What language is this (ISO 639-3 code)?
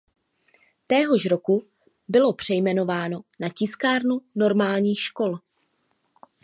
ces